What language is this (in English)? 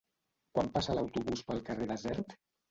Catalan